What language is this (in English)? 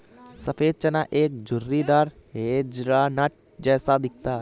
Hindi